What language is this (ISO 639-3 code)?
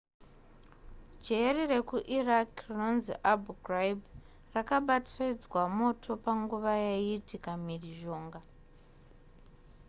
sna